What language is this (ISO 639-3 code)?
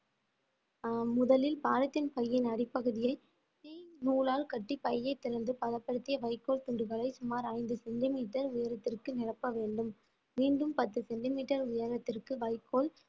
tam